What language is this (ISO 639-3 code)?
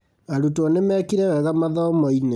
kik